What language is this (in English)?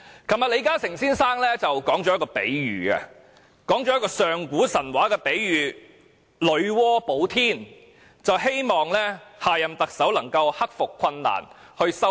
Cantonese